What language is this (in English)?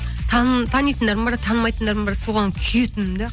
Kazakh